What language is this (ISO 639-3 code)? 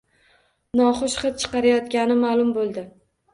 uzb